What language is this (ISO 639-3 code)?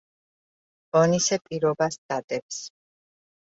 kat